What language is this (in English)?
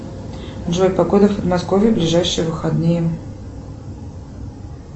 Russian